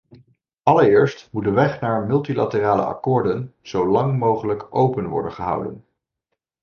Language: Dutch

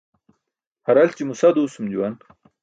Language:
Burushaski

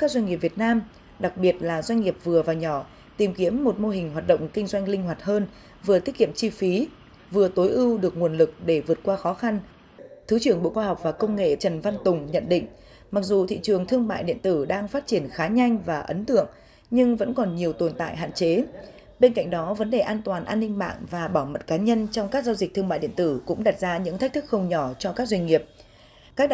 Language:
Vietnamese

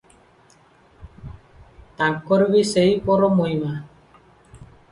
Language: Odia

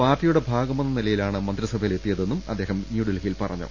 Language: Malayalam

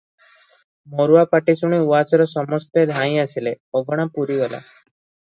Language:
Odia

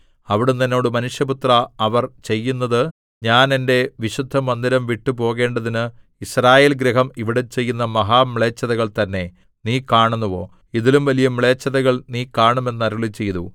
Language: Malayalam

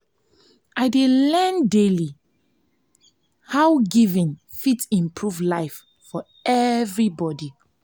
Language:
Nigerian Pidgin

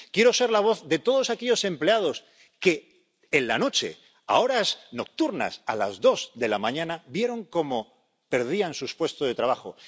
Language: Spanish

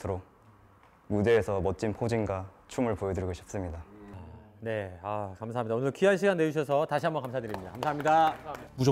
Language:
Korean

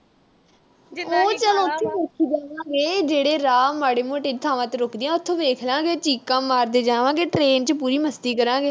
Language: Punjabi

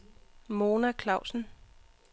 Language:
Danish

